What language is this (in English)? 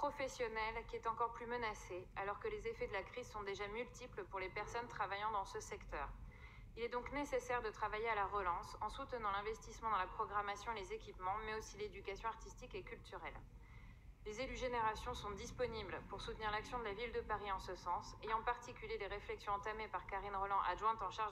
French